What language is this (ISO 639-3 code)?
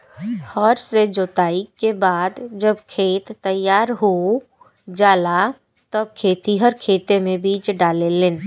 bho